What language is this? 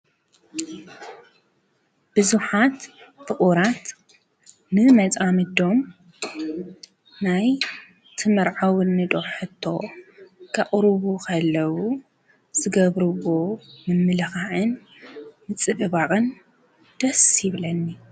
Tigrinya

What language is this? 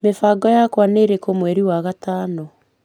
Kikuyu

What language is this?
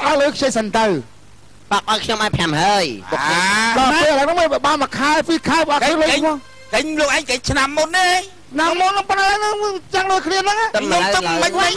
Vietnamese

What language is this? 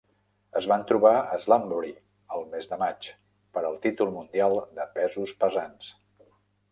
Catalan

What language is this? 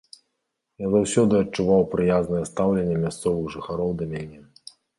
Belarusian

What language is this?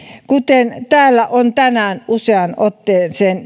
Finnish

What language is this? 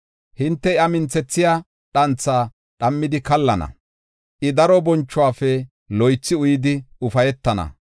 Gofa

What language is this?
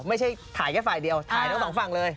Thai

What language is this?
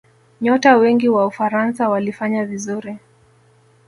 Swahili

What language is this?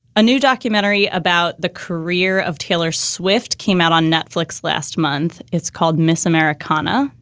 English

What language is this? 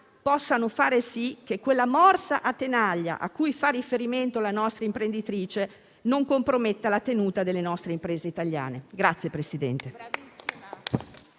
Italian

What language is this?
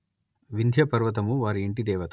Telugu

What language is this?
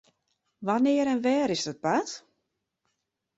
Western Frisian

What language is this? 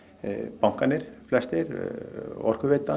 Icelandic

